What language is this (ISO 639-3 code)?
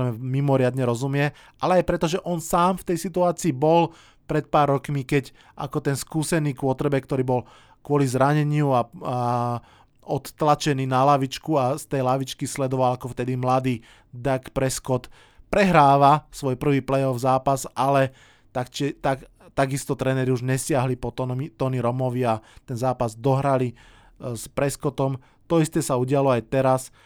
slk